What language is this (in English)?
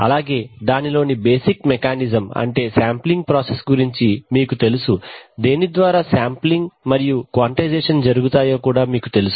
Telugu